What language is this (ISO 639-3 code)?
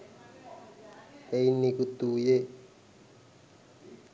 sin